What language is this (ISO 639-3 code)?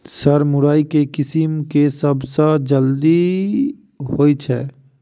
mai